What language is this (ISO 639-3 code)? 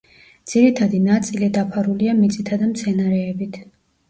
kat